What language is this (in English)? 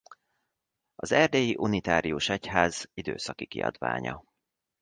Hungarian